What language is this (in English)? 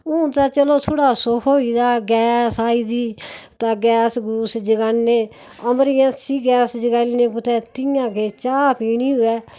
Dogri